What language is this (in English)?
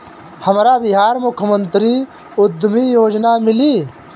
Bhojpuri